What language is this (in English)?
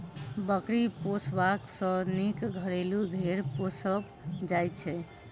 Maithili